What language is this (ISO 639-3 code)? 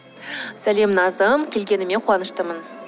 kaz